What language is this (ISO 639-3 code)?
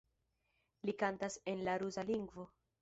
epo